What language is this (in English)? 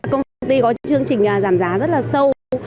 Vietnamese